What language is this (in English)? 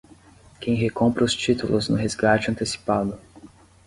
Portuguese